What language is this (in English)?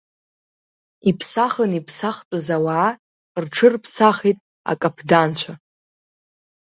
Abkhazian